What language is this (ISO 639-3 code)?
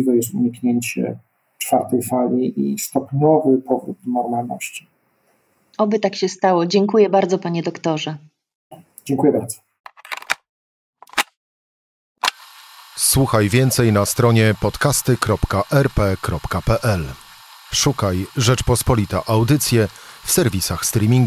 pol